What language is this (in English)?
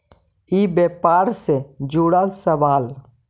Magahi